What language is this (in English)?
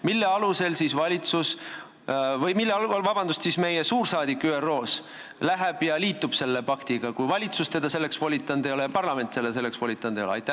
Estonian